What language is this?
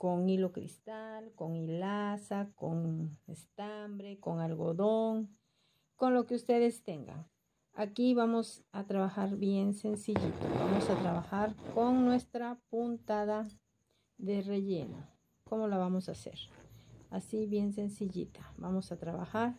Spanish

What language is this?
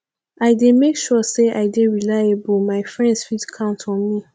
Nigerian Pidgin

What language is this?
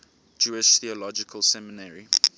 English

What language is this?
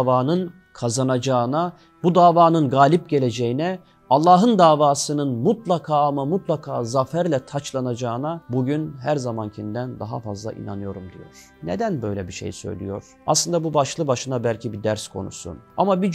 Turkish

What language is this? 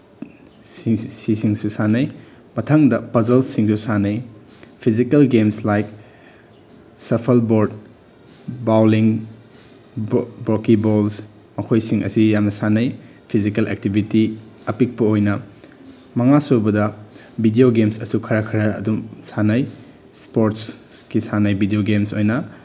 Manipuri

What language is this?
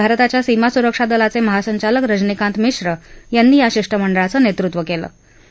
Marathi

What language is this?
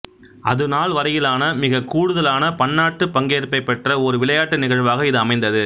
Tamil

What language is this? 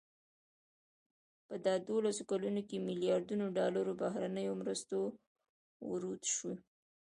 Pashto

